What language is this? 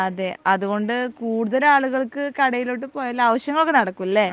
Malayalam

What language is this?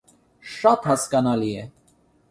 Armenian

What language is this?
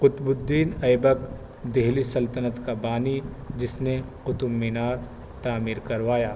Urdu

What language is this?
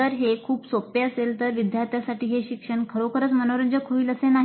Marathi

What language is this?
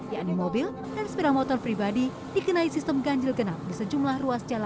Indonesian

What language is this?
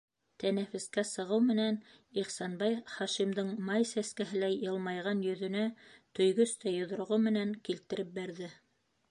Bashkir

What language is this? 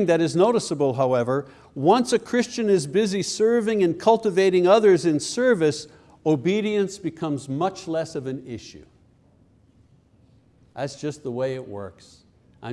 English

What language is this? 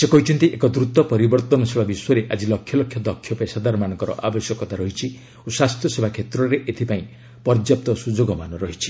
Odia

